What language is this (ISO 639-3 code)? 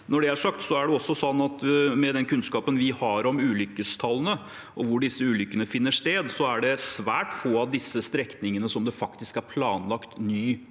nor